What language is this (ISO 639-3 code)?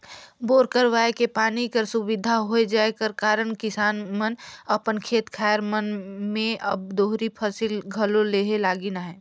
hne